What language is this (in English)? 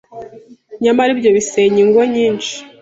Kinyarwanda